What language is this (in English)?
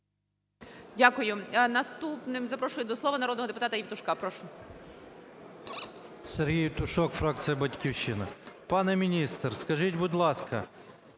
Ukrainian